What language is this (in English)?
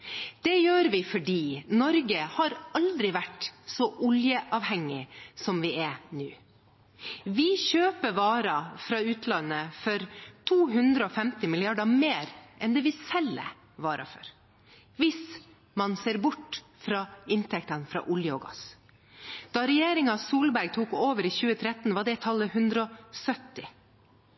Norwegian Bokmål